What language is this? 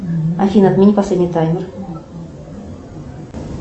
Russian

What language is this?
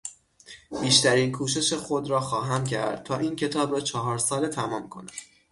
Persian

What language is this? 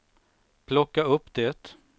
Swedish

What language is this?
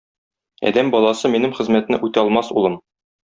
Tatar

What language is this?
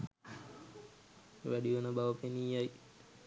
Sinhala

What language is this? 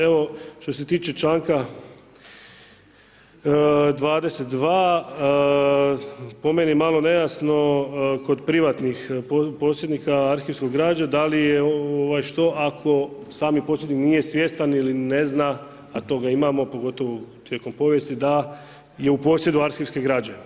Croatian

